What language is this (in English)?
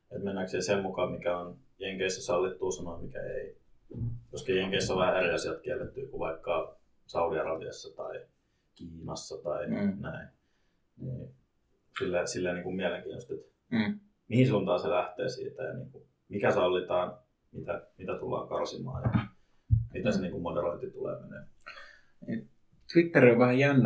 Finnish